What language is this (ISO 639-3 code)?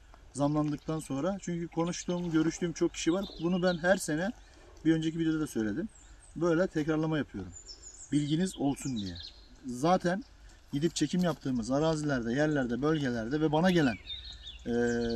tur